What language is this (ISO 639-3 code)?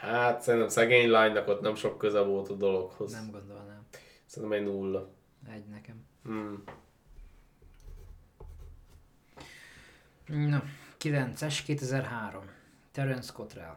hun